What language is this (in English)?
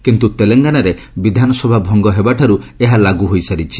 Odia